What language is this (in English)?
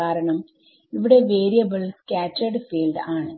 Malayalam